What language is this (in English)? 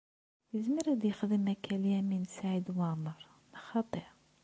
Kabyle